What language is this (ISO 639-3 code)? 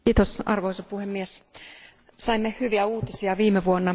fin